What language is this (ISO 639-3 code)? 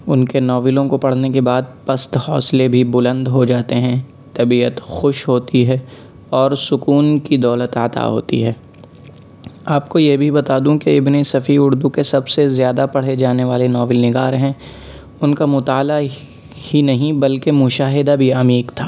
urd